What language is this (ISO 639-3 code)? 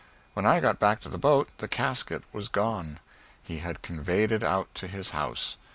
eng